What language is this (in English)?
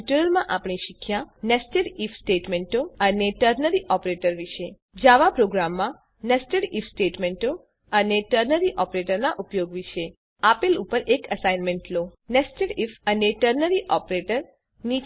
Gujarati